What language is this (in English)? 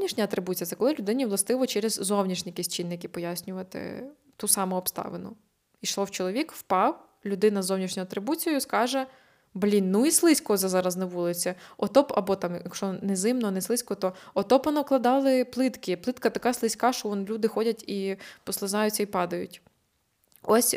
Ukrainian